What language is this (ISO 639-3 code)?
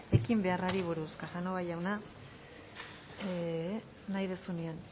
eus